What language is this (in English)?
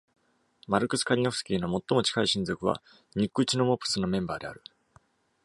Japanese